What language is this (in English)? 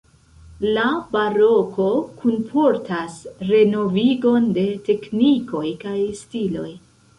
Esperanto